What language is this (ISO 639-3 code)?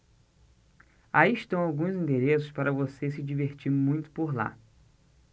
por